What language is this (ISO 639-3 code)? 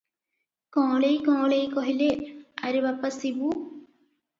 ori